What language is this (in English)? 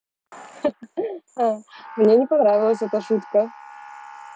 Russian